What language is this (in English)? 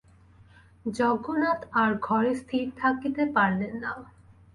Bangla